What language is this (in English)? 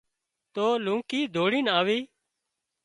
Wadiyara Koli